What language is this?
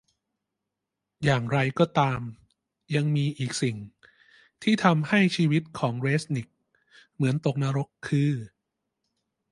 Thai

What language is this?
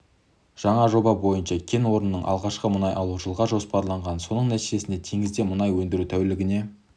Kazakh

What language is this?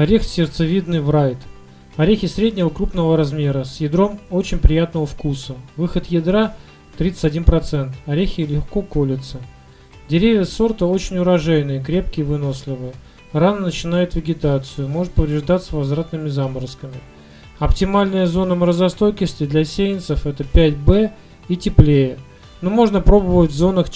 Russian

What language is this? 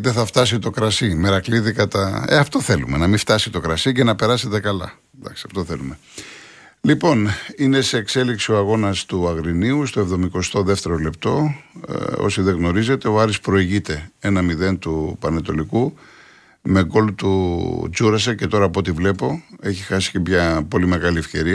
Greek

